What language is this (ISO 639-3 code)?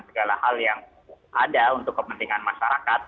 ind